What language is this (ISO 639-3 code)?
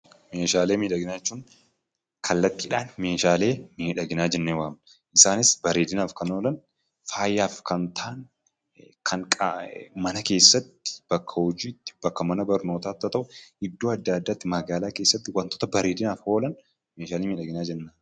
orm